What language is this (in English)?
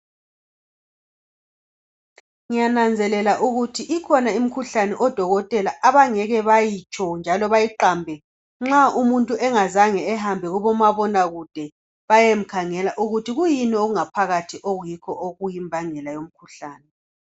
North Ndebele